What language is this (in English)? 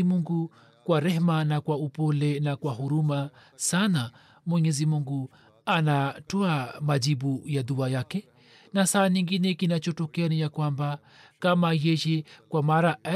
Swahili